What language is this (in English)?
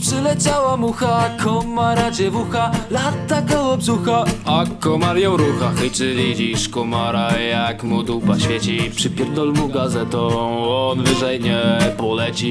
Polish